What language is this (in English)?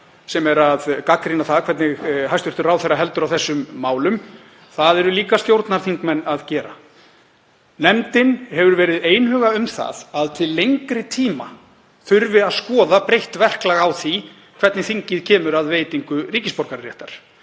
Icelandic